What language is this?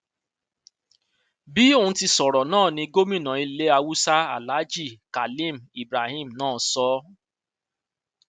Yoruba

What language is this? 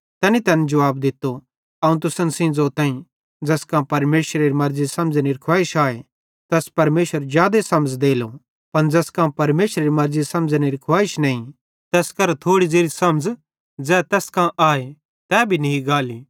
Bhadrawahi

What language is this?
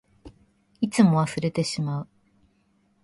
Japanese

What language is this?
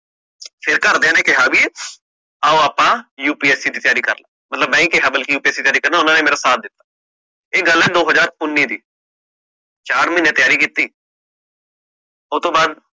Punjabi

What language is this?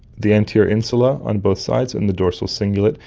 English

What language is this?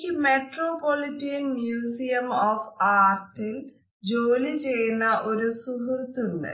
Malayalam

